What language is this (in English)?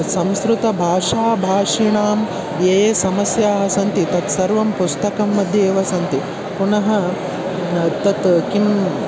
Sanskrit